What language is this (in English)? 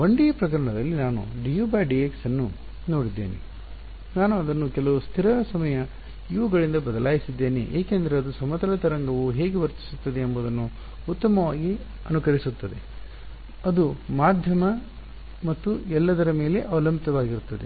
Kannada